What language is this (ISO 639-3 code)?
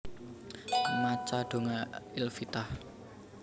jav